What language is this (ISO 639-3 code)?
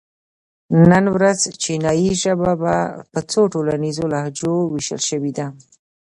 pus